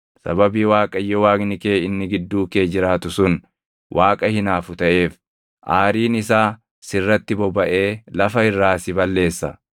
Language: Oromo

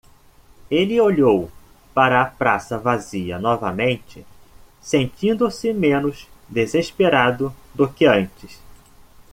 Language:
Portuguese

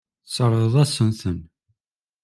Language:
Kabyle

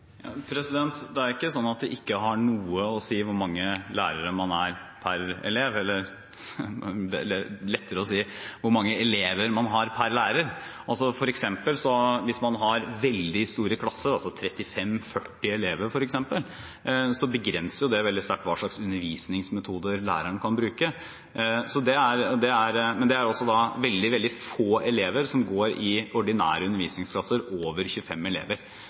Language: Norwegian Bokmål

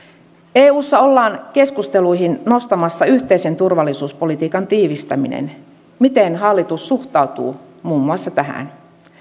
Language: Finnish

